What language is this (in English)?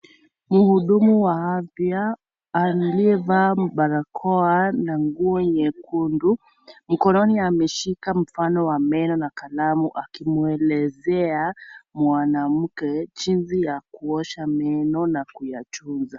Swahili